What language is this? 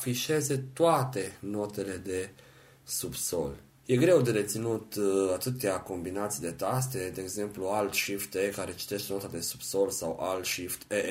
Romanian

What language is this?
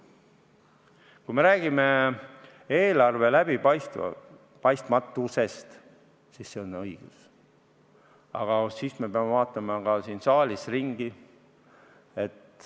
Estonian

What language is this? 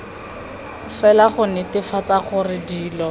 Tswana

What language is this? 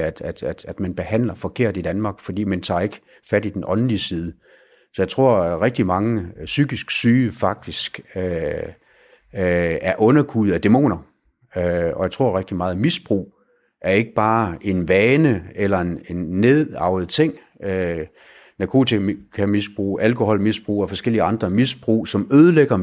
Danish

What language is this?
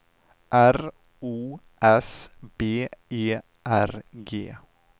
Swedish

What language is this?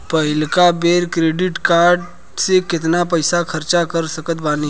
Bhojpuri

